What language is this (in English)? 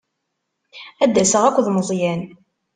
Kabyle